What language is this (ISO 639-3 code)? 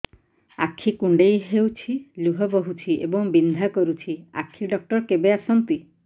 ori